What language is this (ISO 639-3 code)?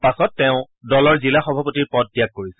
asm